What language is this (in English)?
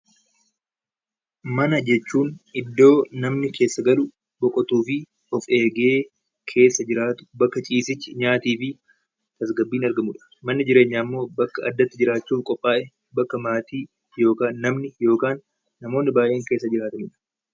Oromo